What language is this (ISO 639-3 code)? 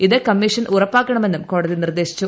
mal